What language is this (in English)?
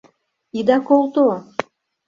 Mari